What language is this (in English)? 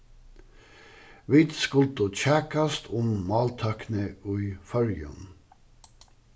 Faroese